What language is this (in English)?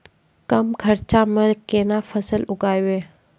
Maithili